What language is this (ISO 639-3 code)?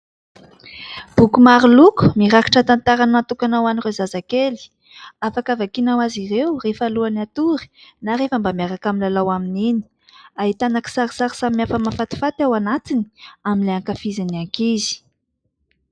mlg